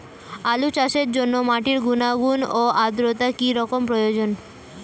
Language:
Bangla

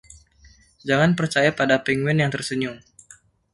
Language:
Indonesian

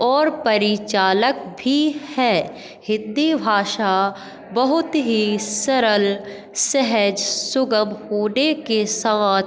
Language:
Hindi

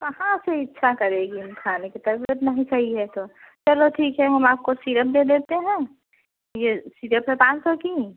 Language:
Hindi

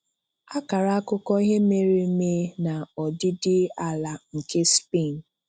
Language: Igbo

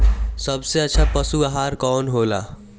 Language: Bhojpuri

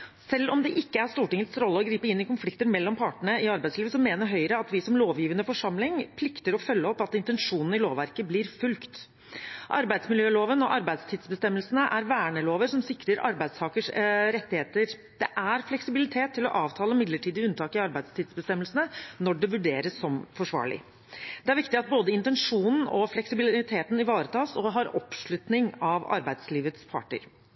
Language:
Norwegian Bokmål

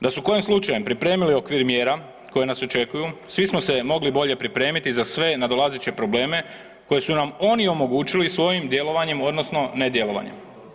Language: Croatian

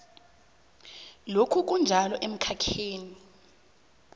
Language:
South Ndebele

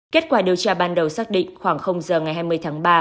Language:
Vietnamese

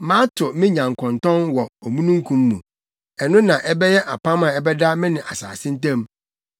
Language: Akan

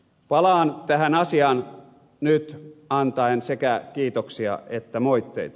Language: Finnish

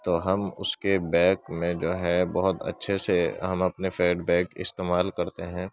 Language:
Urdu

